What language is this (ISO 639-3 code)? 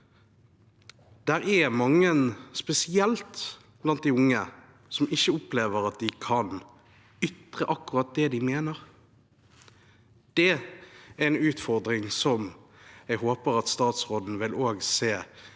nor